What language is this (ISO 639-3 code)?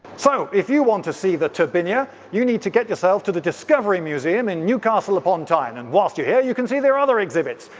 eng